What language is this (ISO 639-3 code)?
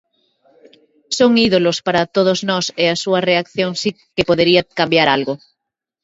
glg